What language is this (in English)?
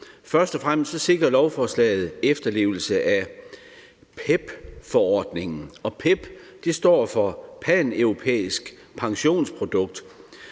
Danish